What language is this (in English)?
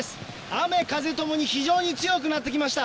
Japanese